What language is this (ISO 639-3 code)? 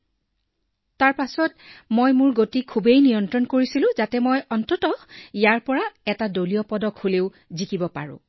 asm